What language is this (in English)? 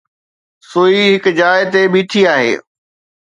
Sindhi